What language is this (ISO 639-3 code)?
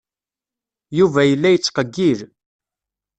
kab